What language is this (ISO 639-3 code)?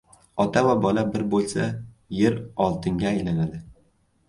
uzb